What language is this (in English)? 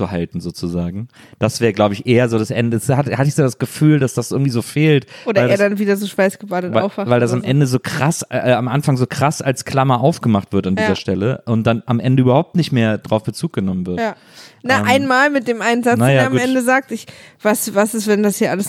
German